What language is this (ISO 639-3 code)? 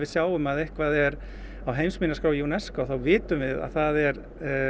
isl